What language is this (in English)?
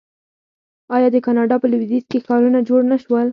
Pashto